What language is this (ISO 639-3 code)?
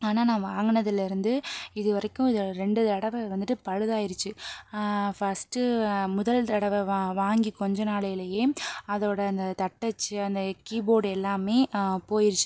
tam